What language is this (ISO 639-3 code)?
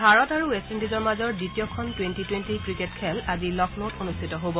asm